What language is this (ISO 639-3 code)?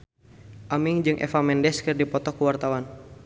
sun